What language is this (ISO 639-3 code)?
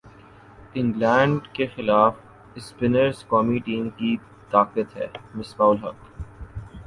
urd